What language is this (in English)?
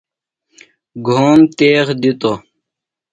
Phalura